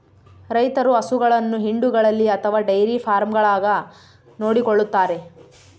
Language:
Kannada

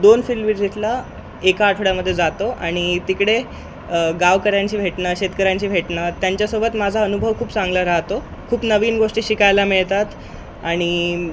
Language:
Marathi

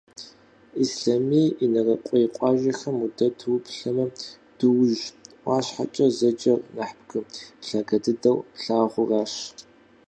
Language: Kabardian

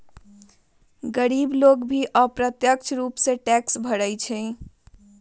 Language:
Magahi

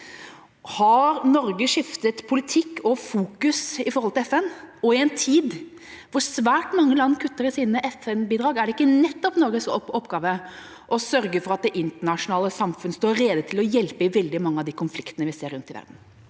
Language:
Norwegian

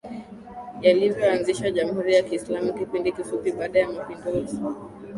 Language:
Swahili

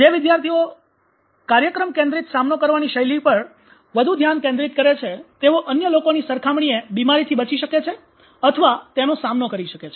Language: Gujarati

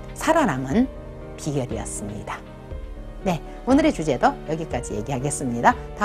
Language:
Korean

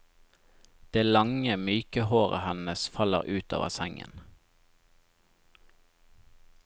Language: Norwegian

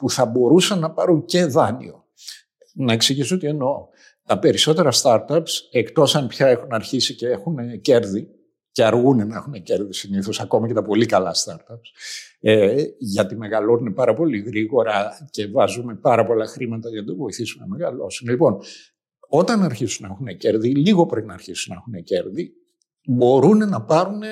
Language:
Greek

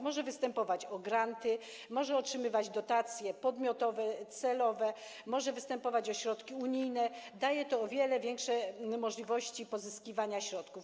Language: Polish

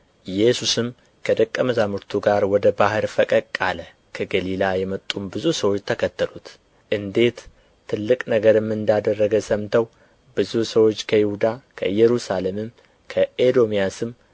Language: Amharic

